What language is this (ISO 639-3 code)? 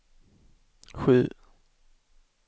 swe